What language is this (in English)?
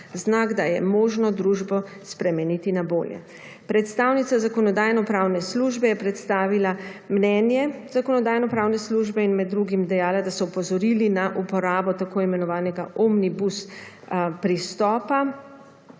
Slovenian